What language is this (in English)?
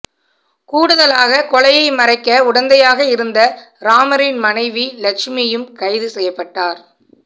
Tamil